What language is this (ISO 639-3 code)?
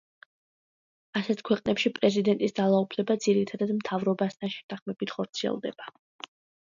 kat